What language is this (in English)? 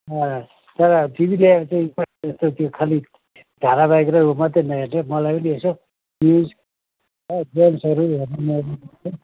Nepali